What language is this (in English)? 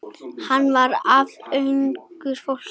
Icelandic